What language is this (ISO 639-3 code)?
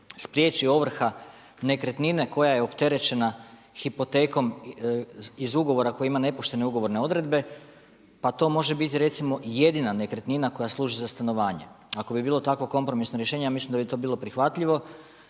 hrv